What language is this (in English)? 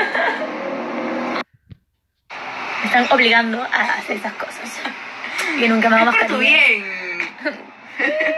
Spanish